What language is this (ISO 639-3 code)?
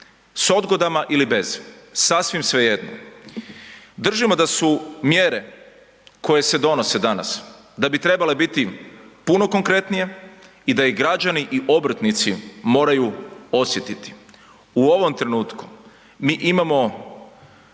hrv